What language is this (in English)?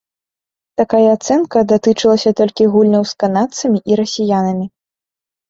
Belarusian